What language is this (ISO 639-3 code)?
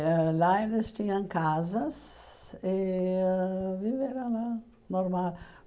por